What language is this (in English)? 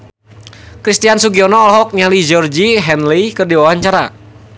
Sundanese